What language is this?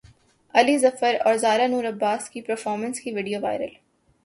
Urdu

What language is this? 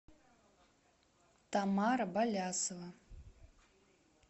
Russian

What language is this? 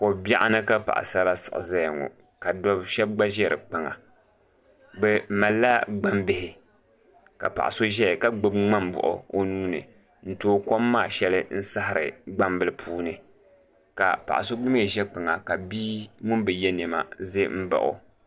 Dagbani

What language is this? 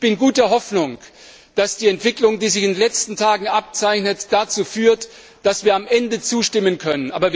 German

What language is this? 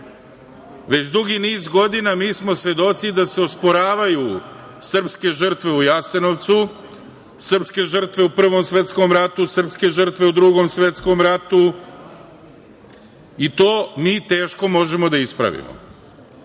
Serbian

